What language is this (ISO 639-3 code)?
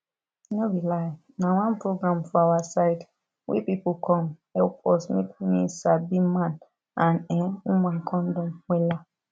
pcm